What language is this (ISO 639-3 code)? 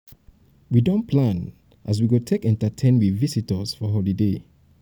pcm